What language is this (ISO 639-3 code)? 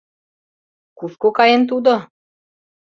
chm